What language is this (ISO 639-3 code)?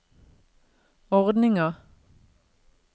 nor